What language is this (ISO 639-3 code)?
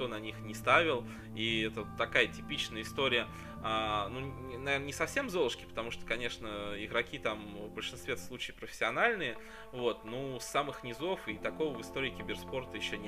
rus